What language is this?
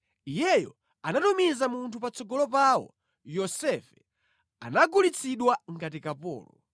Nyanja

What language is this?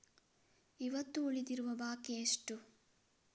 Kannada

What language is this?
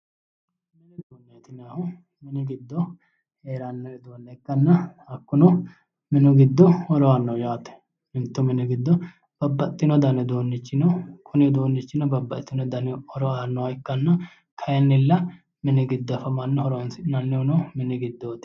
Sidamo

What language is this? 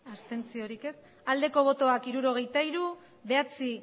Basque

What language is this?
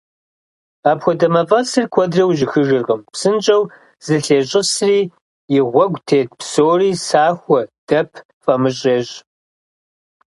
Kabardian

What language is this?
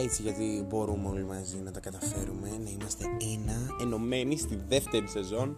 Greek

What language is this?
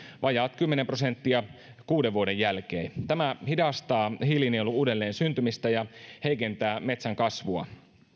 Finnish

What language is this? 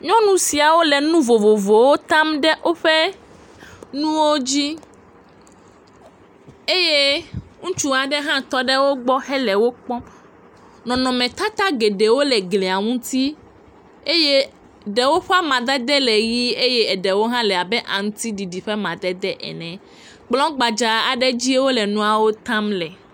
Ewe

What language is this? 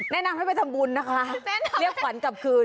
Thai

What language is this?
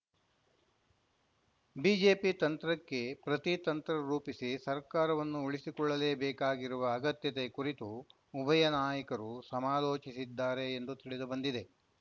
Kannada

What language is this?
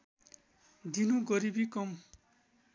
Nepali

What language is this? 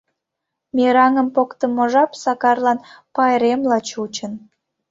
Mari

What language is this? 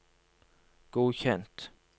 Norwegian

